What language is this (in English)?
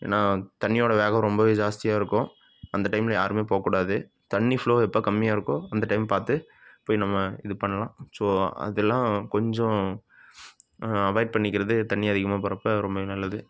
Tamil